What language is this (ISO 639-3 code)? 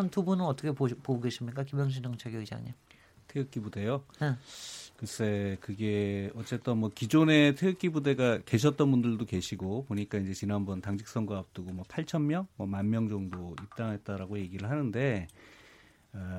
kor